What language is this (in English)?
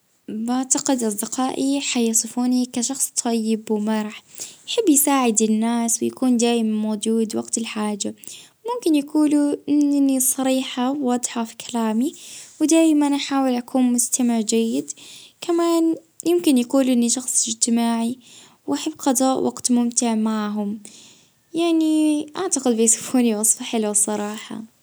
Libyan Arabic